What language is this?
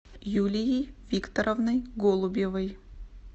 Russian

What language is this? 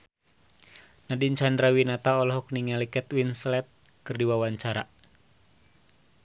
Sundanese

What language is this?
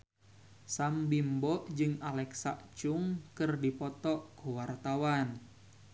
Sundanese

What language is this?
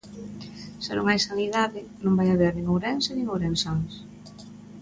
Galician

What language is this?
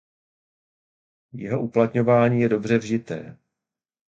Czech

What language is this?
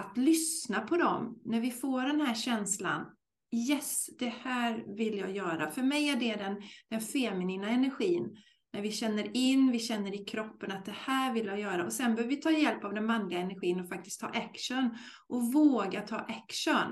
Swedish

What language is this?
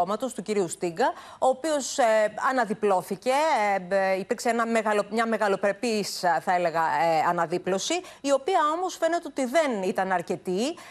Greek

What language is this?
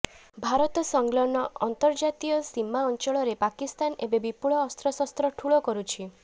Odia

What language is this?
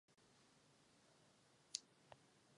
Czech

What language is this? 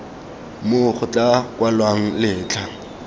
Tswana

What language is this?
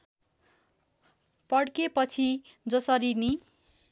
Nepali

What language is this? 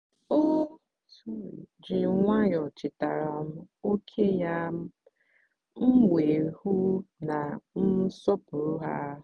Igbo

